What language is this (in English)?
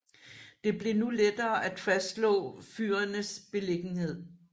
Danish